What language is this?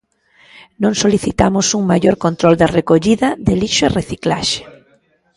Galician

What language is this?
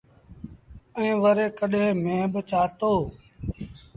Sindhi Bhil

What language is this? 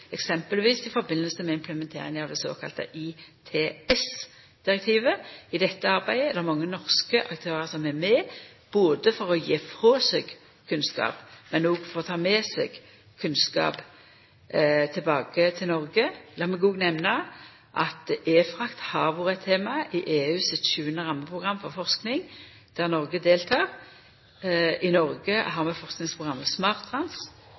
Norwegian Nynorsk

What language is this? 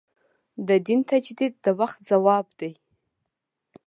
Pashto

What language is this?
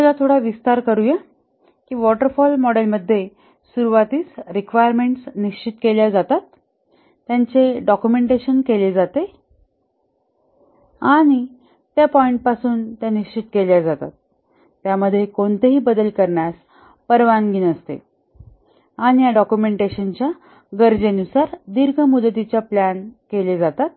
Marathi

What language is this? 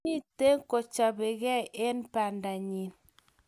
Kalenjin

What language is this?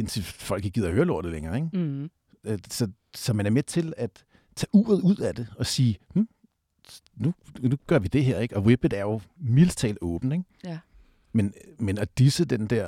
Danish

